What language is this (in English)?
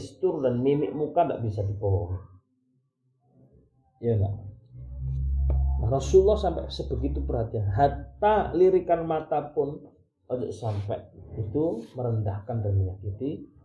Malay